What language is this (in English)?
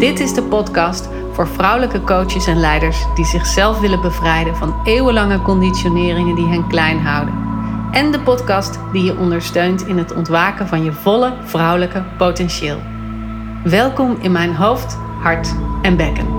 Dutch